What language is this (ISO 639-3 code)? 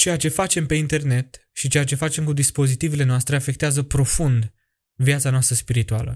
ron